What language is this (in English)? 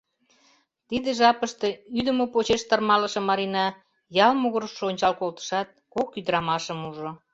Mari